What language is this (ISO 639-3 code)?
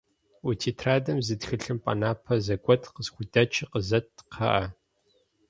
kbd